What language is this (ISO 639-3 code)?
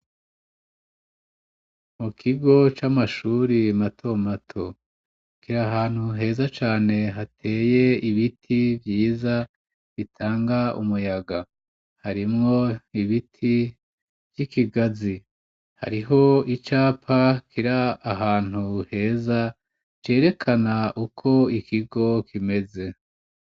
run